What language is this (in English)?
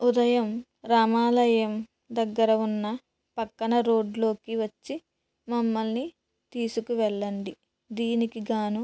Telugu